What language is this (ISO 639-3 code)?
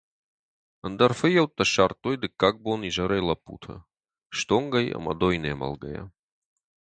oss